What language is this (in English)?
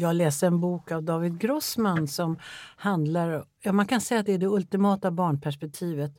Swedish